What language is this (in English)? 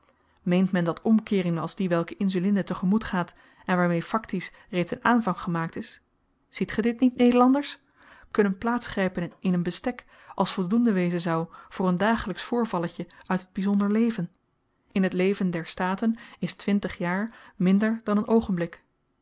Dutch